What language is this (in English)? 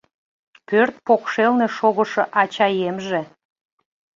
Mari